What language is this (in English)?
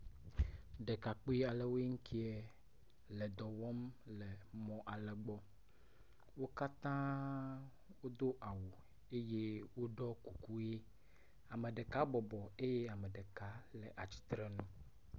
Ewe